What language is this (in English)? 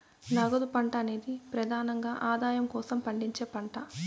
Telugu